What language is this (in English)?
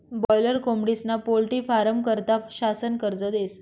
Marathi